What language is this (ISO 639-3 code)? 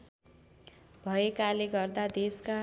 nep